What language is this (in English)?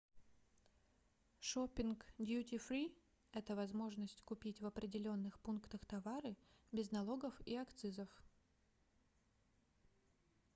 Russian